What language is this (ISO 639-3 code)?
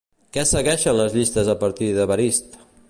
cat